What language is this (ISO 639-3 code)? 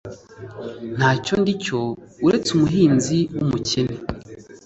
kin